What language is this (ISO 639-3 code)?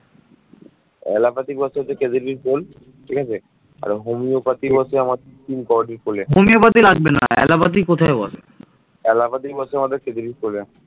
ben